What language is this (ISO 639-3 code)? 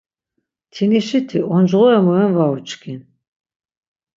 lzz